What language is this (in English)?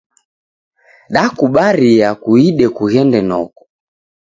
Taita